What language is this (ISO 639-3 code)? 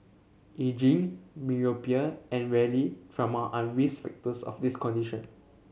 eng